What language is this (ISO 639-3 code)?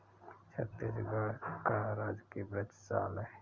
hin